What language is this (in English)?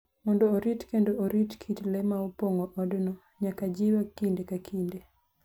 Luo (Kenya and Tanzania)